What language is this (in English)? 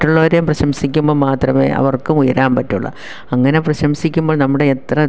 Malayalam